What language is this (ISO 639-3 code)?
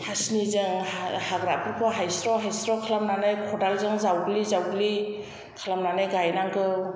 brx